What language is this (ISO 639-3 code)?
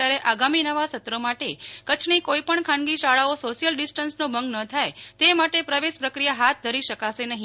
guj